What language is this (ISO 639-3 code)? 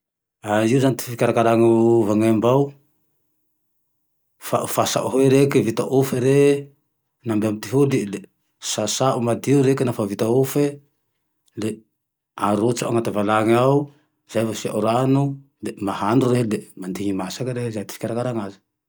tdx